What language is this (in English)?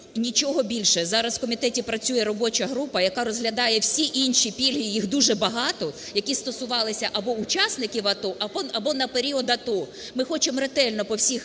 Ukrainian